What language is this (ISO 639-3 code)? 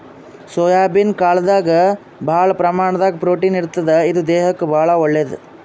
kan